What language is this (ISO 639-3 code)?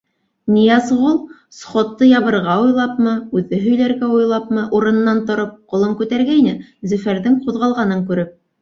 bak